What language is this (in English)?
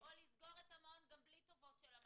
Hebrew